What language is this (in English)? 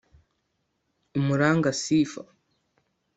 Kinyarwanda